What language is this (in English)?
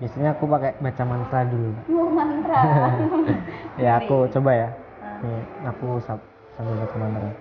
Indonesian